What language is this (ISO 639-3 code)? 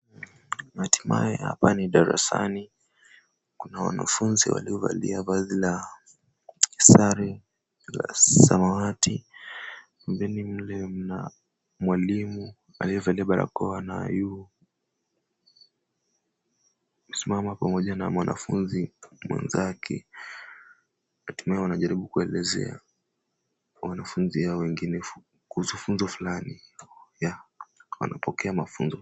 swa